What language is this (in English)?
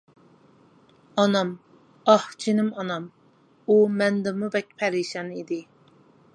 Uyghur